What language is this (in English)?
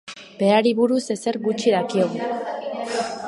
Basque